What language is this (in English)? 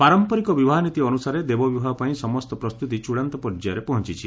Odia